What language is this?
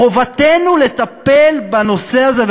Hebrew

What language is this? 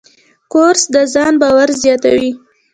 Pashto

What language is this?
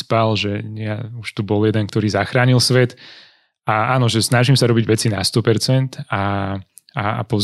Slovak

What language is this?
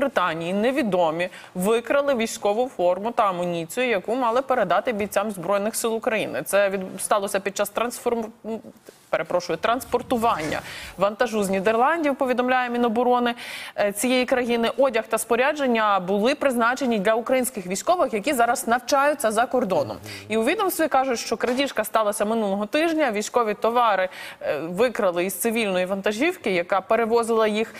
Ukrainian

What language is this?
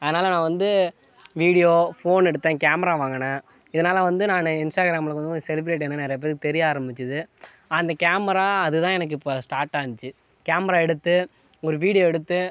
Tamil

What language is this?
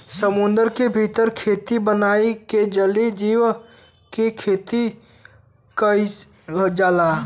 Bhojpuri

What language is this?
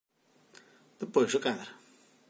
Galician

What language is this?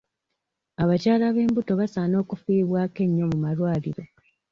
Ganda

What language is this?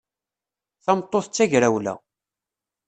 Kabyle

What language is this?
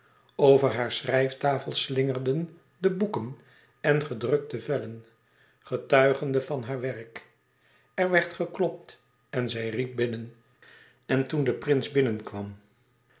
Dutch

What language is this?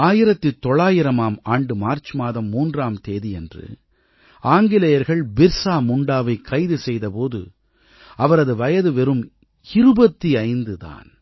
Tamil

